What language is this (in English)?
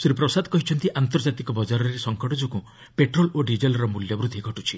Odia